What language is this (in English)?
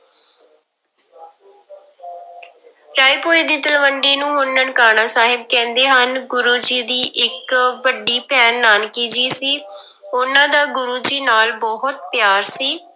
Punjabi